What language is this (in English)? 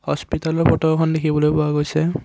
Assamese